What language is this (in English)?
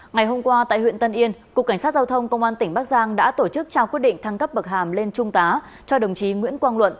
Vietnamese